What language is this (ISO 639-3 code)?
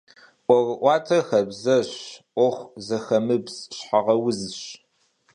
kbd